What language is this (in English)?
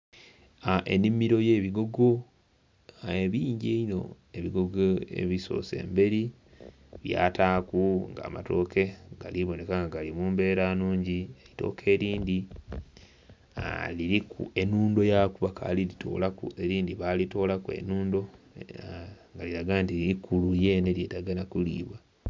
Soga